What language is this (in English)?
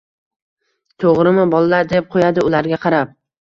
Uzbek